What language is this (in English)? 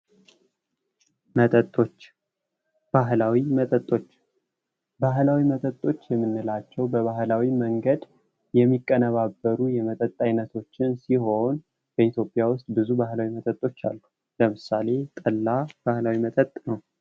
Amharic